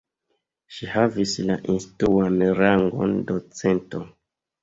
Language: Esperanto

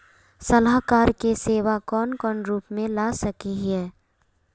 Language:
Magahi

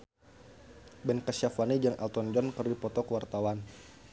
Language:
Sundanese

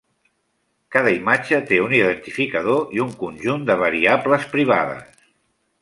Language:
Catalan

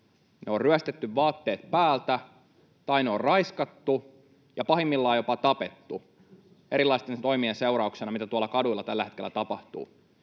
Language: Finnish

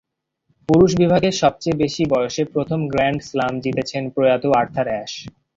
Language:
Bangla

